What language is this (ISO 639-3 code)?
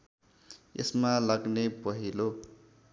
nep